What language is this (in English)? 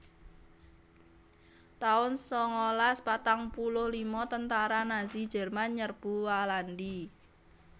Javanese